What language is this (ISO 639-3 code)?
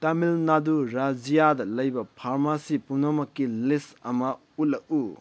mni